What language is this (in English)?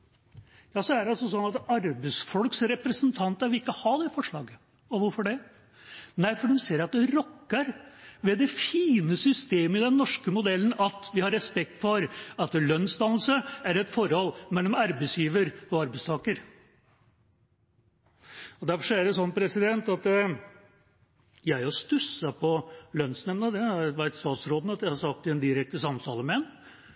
Norwegian Bokmål